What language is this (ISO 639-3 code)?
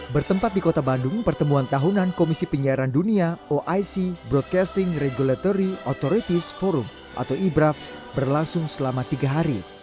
ind